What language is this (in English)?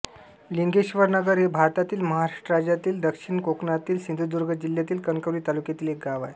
Marathi